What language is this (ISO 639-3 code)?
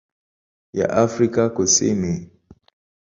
swa